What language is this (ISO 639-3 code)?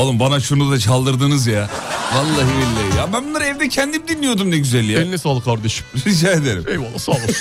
tur